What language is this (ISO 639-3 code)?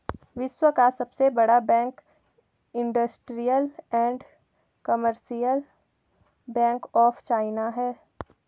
hin